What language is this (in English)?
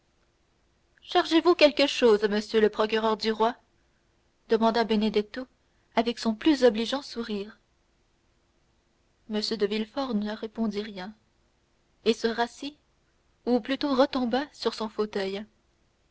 French